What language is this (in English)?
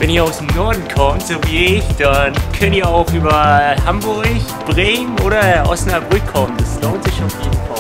German